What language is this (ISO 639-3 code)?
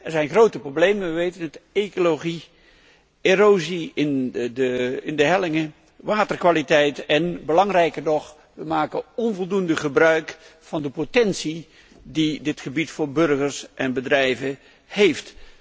nld